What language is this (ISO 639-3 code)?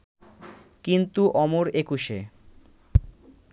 ben